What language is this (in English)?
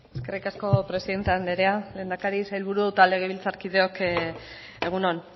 Basque